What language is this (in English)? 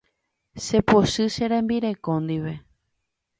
Guarani